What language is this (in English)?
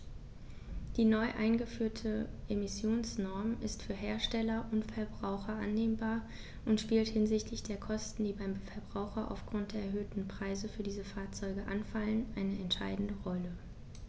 German